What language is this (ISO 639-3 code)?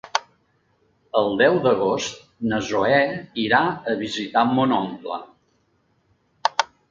cat